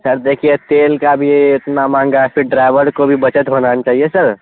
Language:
Urdu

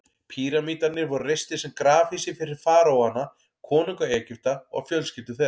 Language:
Icelandic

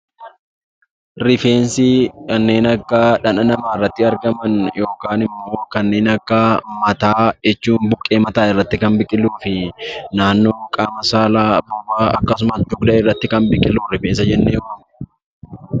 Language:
Oromo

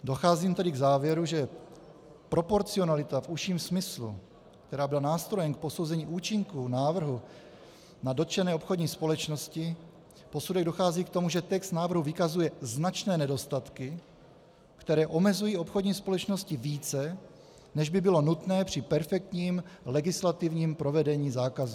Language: Czech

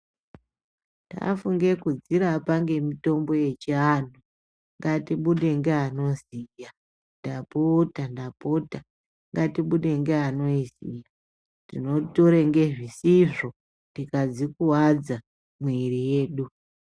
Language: Ndau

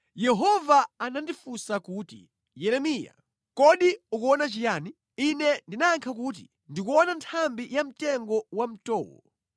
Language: Nyanja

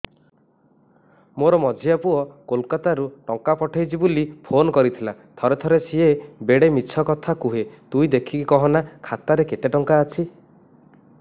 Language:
Odia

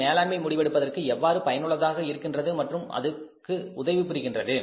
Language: Tamil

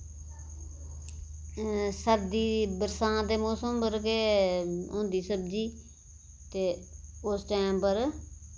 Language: Dogri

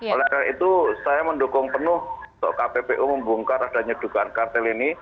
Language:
Indonesian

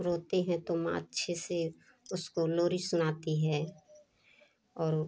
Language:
Hindi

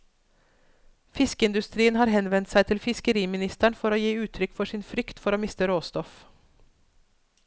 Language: Norwegian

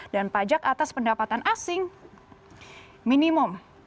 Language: Indonesian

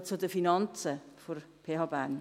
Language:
Swiss German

